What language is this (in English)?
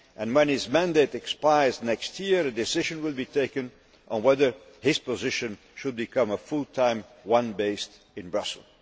English